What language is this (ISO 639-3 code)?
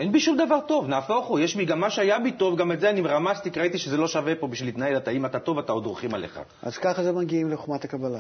heb